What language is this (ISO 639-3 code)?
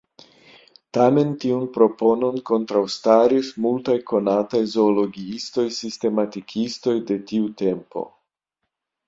epo